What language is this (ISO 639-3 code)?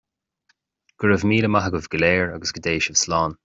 gle